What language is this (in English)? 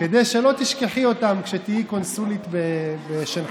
Hebrew